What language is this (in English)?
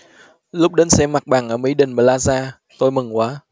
Vietnamese